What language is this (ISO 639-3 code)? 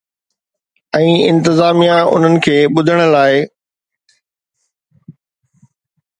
snd